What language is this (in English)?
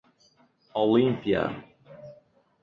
Portuguese